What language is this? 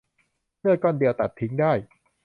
Thai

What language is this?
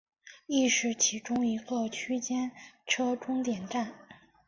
Chinese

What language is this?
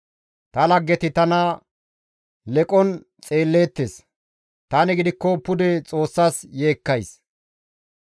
Gamo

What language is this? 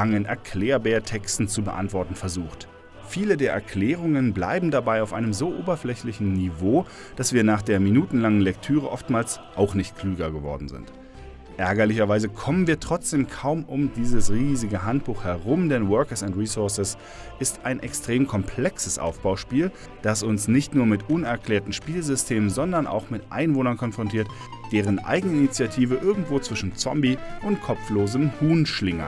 German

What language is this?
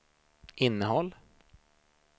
Swedish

